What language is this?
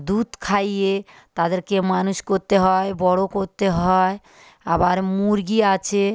Bangla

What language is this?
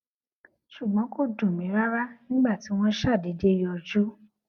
Yoruba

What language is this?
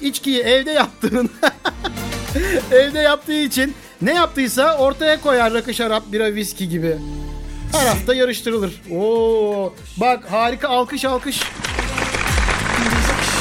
Turkish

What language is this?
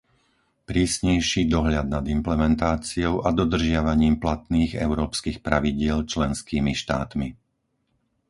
Slovak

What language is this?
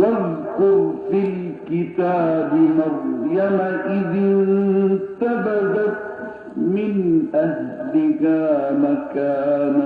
Arabic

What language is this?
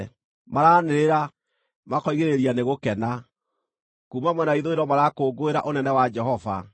Kikuyu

